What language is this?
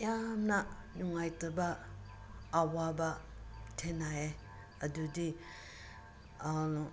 Manipuri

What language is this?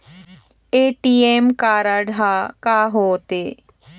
Chhattisgarhi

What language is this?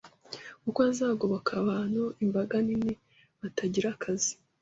Kinyarwanda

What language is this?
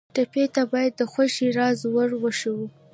Pashto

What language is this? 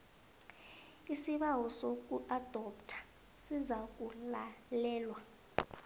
South Ndebele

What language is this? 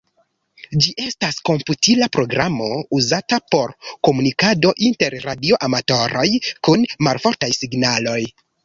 Esperanto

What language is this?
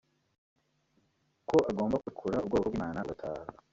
Kinyarwanda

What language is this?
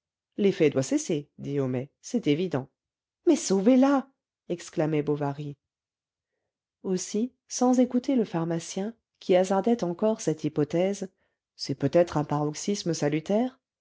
French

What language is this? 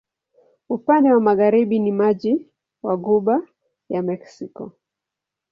Swahili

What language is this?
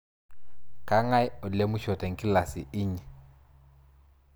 Masai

